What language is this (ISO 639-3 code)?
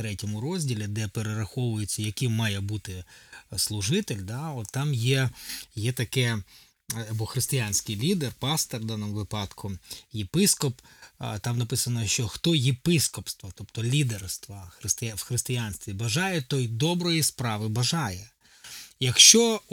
ukr